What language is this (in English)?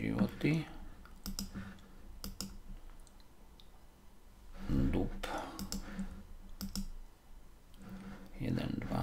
Slovak